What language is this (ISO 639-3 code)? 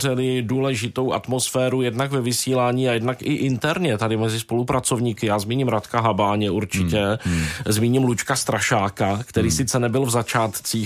ces